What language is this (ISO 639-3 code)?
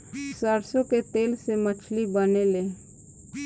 bho